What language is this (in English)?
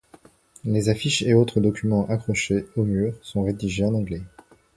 French